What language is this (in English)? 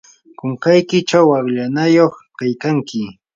Yanahuanca Pasco Quechua